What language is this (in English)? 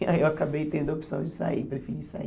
Portuguese